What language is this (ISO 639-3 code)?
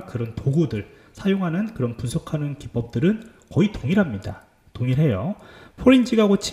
kor